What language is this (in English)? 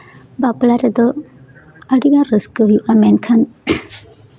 Santali